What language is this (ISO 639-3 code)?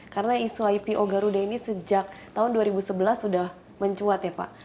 ind